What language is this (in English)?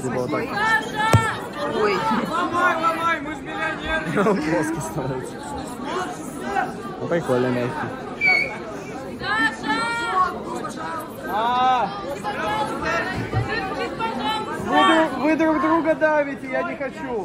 Russian